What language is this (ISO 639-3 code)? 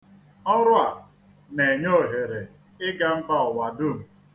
ibo